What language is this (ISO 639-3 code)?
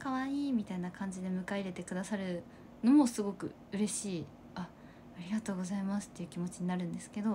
jpn